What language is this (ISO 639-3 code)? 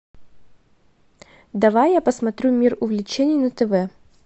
rus